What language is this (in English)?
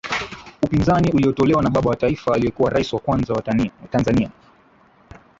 Swahili